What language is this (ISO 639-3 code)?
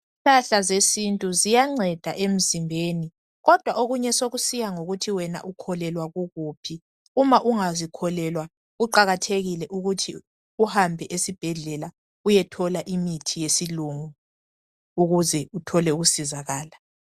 nde